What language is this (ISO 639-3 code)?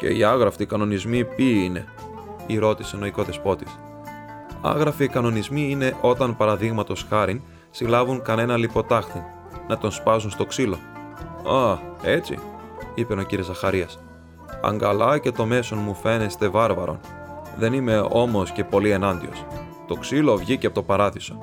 ell